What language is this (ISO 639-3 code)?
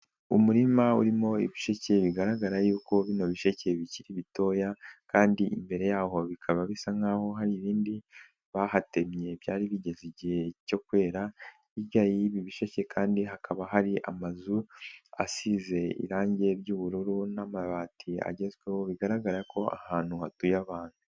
kin